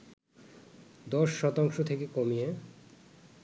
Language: Bangla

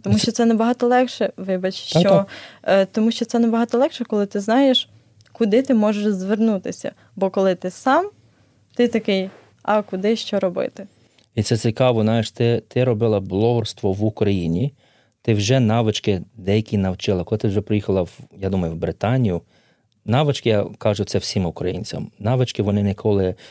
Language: Ukrainian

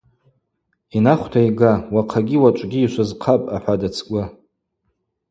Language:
Abaza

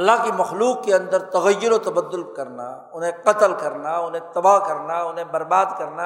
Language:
Urdu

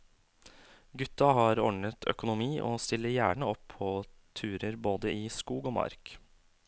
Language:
Norwegian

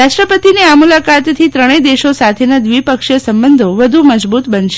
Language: Gujarati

